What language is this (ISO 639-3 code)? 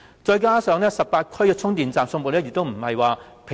yue